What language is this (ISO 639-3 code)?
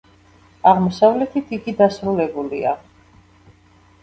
kat